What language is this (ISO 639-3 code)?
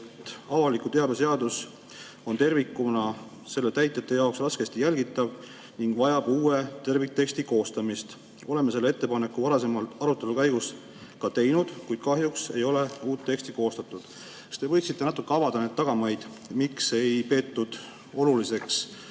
est